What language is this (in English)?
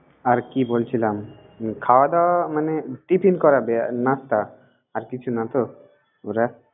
Bangla